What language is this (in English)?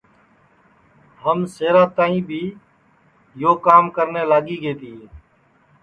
Sansi